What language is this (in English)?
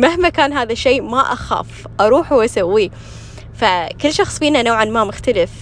Arabic